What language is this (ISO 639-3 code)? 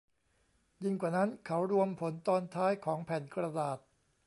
tha